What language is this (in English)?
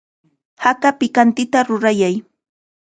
Chiquián Ancash Quechua